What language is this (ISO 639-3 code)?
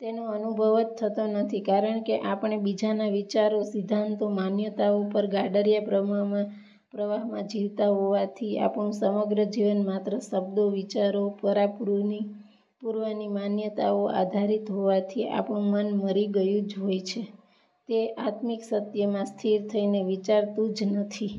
guj